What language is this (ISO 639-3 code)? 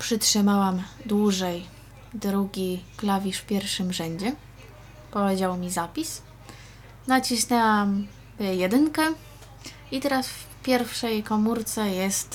pol